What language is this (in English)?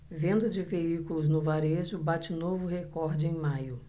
Portuguese